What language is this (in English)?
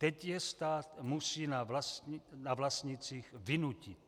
Czech